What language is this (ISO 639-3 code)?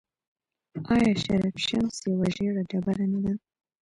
pus